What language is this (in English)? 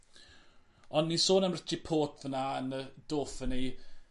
Welsh